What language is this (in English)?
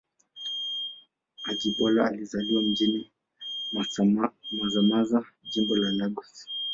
Swahili